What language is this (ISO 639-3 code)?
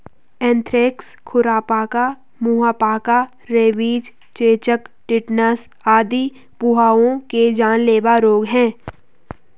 hin